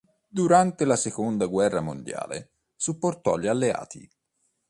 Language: Italian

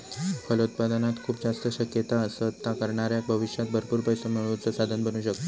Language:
Marathi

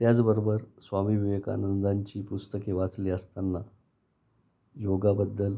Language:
Marathi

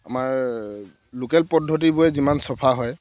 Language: Assamese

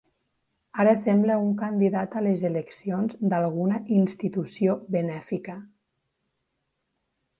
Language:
Catalan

